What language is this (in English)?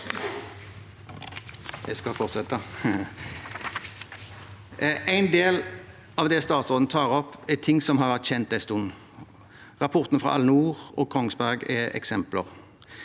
Norwegian